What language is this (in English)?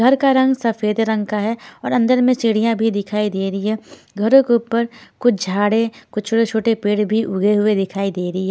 Hindi